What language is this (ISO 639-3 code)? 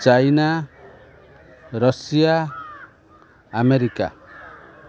ori